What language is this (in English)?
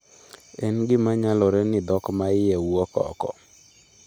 Luo (Kenya and Tanzania)